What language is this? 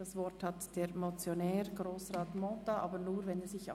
Swiss German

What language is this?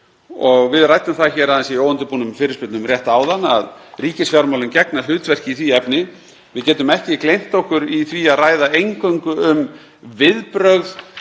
Icelandic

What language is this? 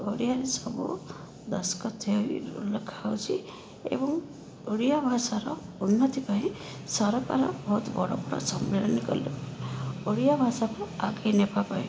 Odia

